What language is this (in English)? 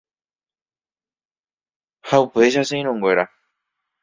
Guarani